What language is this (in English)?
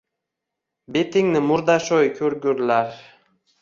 Uzbek